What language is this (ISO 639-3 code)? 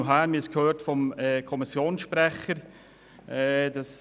gsw